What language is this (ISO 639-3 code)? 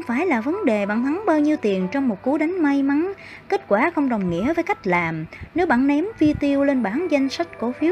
vie